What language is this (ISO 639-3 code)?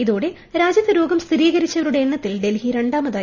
mal